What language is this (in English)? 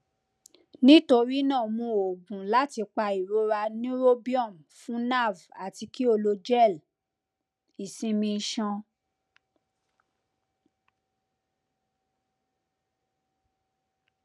Yoruba